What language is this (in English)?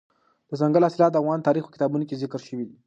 Pashto